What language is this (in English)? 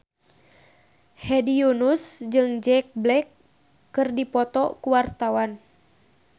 Sundanese